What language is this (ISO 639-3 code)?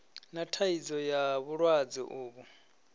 ven